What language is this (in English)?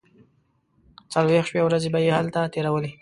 Pashto